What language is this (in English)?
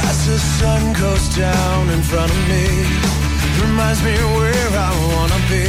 Korean